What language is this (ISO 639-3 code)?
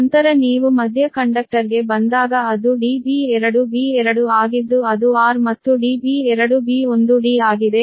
kan